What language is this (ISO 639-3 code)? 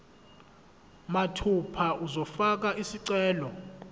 zul